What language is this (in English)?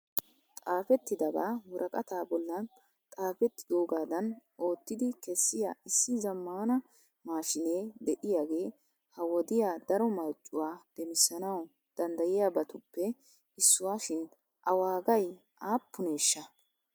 Wolaytta